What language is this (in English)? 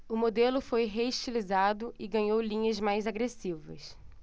Portuguese